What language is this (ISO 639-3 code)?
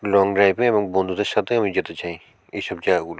ben